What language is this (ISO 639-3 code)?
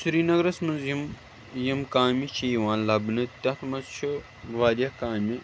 kas